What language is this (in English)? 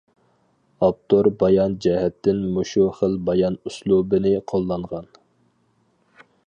Uyghur